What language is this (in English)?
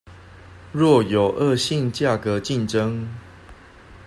Chinese